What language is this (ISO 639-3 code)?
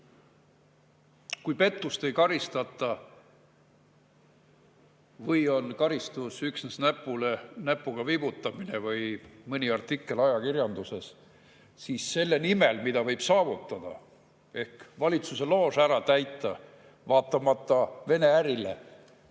est